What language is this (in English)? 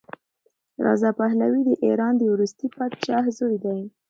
Pashto